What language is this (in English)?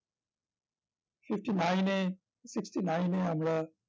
Bangla